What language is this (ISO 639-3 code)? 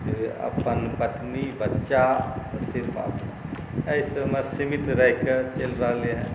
mai